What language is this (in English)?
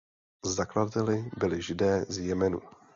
Czech